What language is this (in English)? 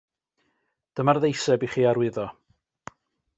Welsh